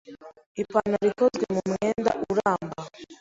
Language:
Kinyarwanda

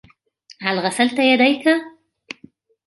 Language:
Arabic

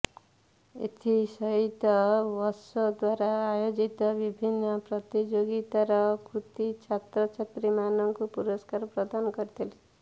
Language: Odia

